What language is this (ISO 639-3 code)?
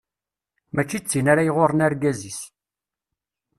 kab